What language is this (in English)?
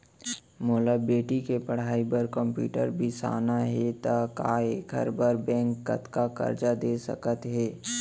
Chhattisgarhi